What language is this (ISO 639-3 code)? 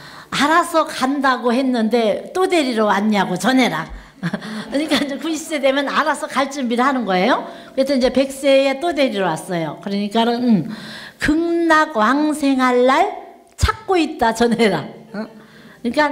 kor